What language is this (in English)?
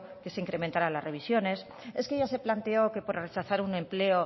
Spanish